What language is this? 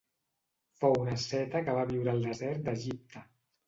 Catalan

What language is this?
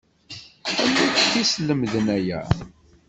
Kabyle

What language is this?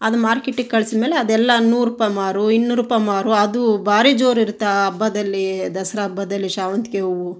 Kannada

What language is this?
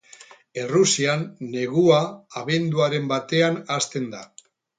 Basque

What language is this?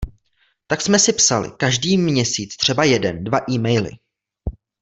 Czech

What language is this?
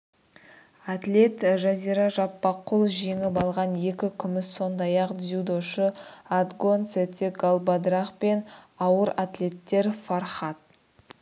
Kazakh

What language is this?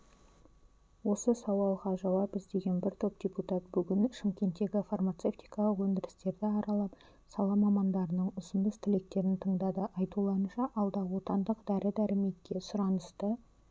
Kazakh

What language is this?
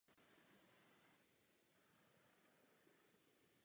Czech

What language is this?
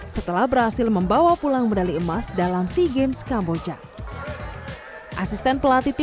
Indonesian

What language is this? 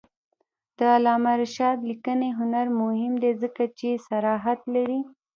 Pashto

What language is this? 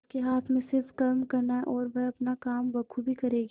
Hindi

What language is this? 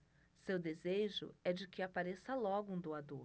Portuguese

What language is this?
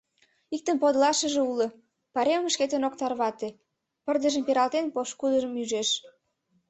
Mari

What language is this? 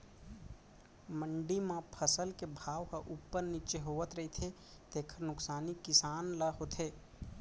Chhattisgarhi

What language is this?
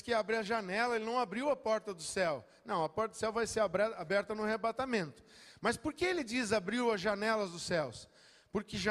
Portuguese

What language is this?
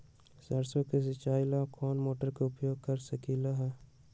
Magahi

